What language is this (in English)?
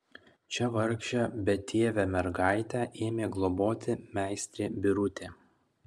Lithuanian